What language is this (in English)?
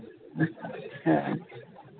Santali